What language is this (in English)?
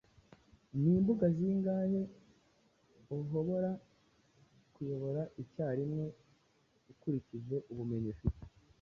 Kinyarwanda